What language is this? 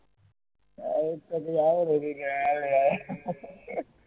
Gujarati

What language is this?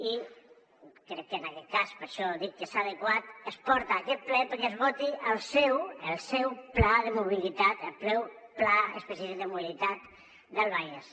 Catalan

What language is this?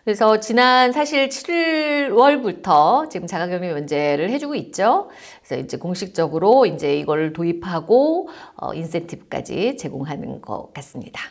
Korean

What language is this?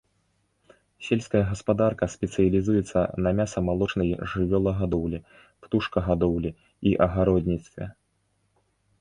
Belarusian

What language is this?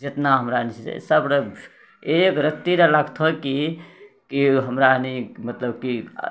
Maithili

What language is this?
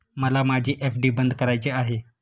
Marathi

